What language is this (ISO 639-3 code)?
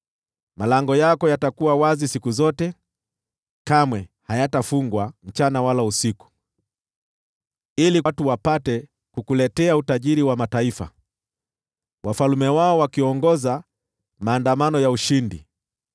swa